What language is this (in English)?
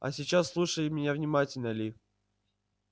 Russian